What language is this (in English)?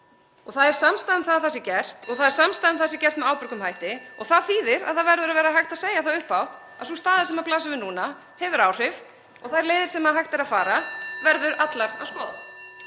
Icelandic